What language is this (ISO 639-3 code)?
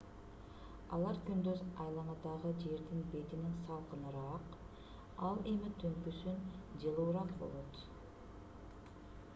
kir